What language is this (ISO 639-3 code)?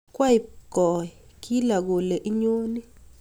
kln